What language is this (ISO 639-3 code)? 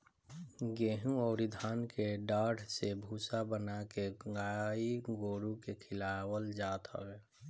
bho